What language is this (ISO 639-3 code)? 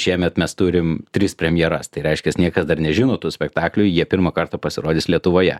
lit